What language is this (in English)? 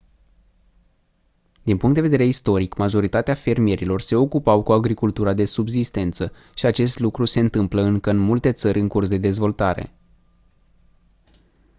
Romanian